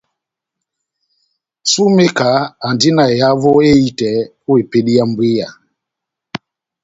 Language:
Batanga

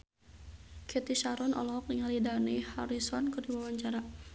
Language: Sundanese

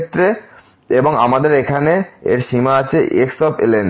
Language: Bangla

